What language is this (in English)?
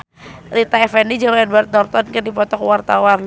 Sundanese